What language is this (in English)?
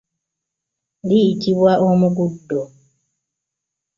Ganda